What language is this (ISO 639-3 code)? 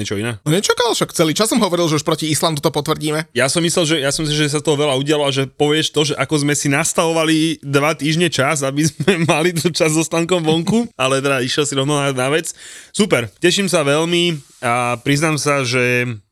slk